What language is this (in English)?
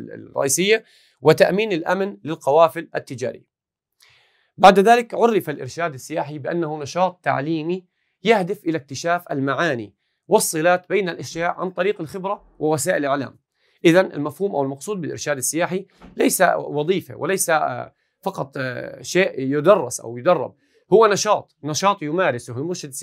Arabic